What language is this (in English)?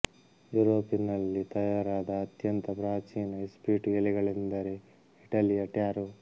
Kannada